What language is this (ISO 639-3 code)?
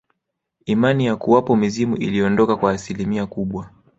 swa